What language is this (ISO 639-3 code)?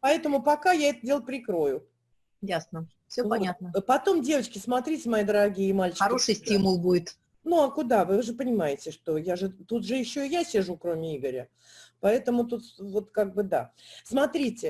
rus